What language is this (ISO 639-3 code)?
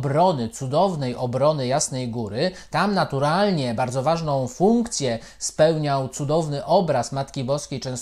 pol